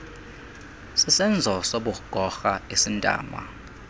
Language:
Xhosa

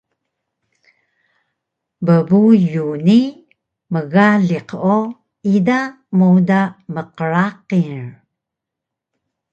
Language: Taroko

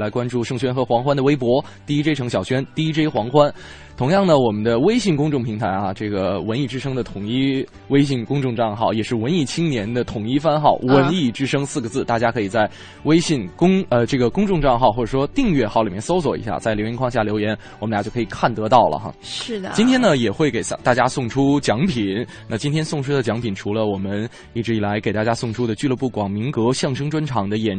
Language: Chinese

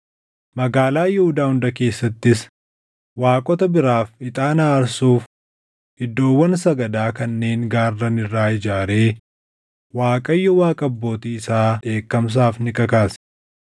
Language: Oromo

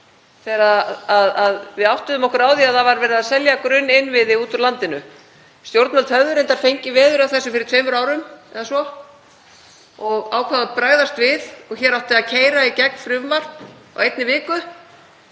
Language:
Icelandic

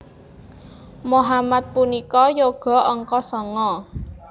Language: Javanese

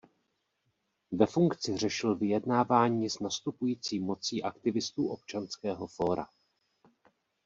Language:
Czech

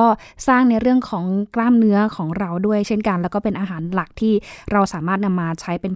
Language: Thai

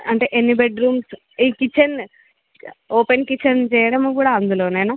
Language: Telugu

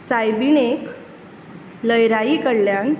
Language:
Konkani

